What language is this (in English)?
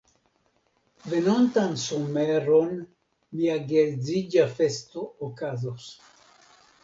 Esperanto